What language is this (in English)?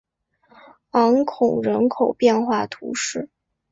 Chinese